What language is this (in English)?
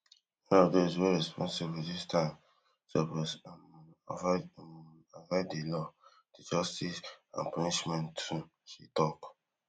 Nigerian Pidgin